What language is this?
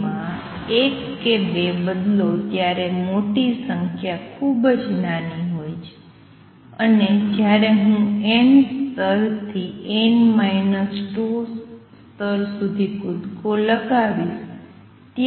Gujarati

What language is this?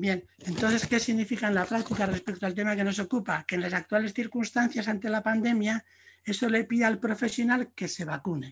Spanish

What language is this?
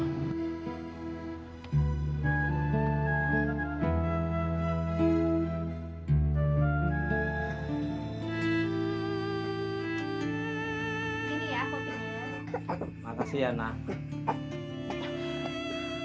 Indonesian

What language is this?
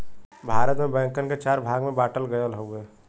Bhojpuri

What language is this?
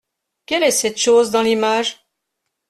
French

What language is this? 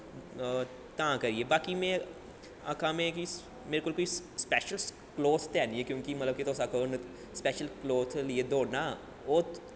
Dogri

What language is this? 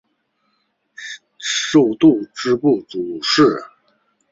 Chinese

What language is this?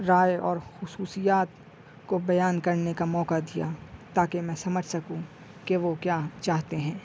Urdu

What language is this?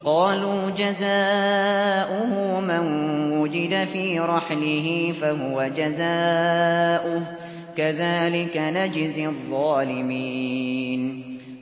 Arabic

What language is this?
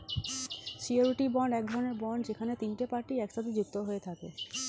Bangla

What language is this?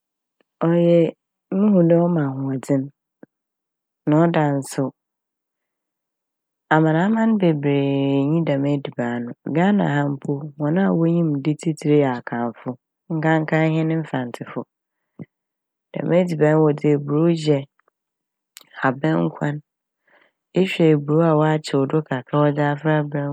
Akan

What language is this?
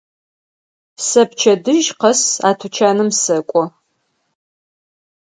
Adyghe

